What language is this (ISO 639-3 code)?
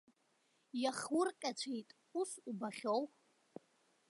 abk